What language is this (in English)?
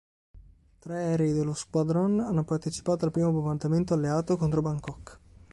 Italian